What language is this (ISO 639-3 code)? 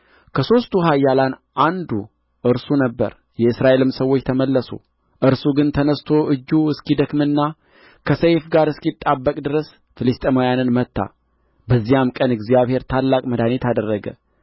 amh